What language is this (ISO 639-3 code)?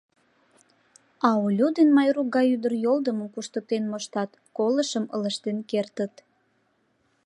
chm